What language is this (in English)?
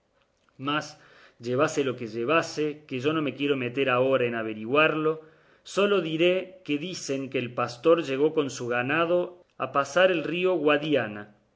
Spanish